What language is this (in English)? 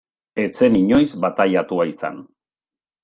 Basque